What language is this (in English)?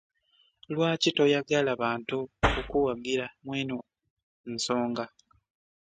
Ganda